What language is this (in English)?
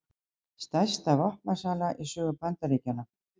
Icelandic